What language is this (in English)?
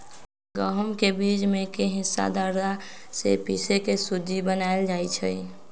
Magahi